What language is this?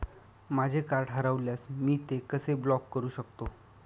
Marathi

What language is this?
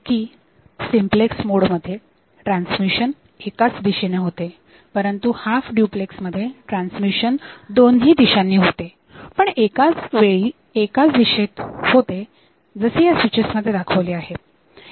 Marathi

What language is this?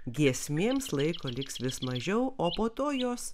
Lithuanian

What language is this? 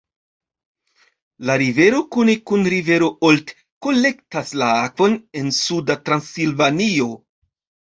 Esperanto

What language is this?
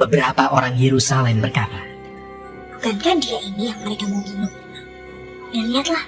Indonesian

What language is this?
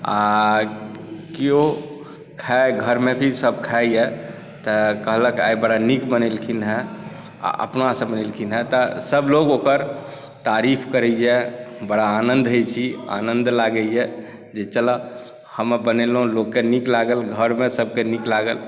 Maithili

